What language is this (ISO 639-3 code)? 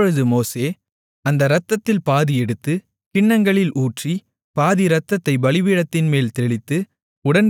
tam